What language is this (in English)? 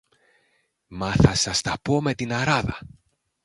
Greek